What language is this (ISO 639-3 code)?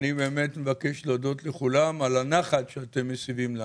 heb